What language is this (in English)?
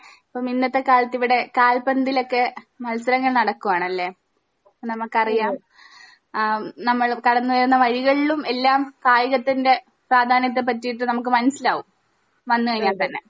Malayalam